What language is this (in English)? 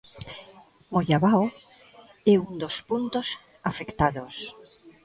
Galician